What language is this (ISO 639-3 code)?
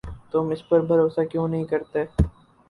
urd